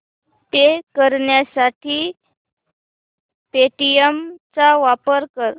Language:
Marathi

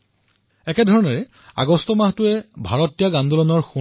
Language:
Assamese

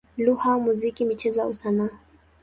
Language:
Swahili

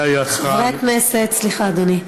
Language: Hebrew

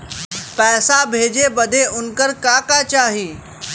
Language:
Bhojpuri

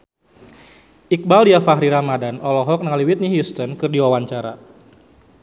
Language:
Sundanese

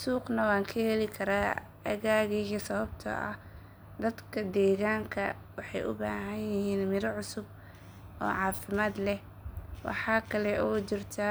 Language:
Somali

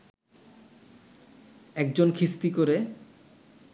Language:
Bangla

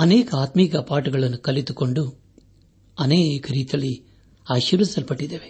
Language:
Kannada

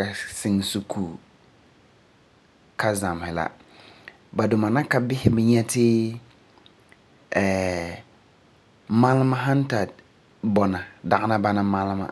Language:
Frafra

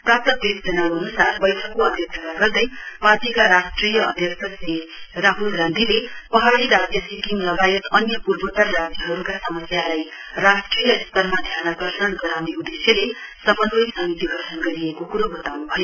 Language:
Nepali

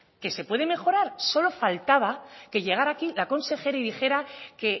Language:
Spanish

